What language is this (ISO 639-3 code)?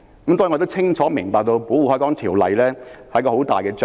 yue